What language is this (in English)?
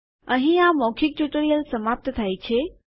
Gujarati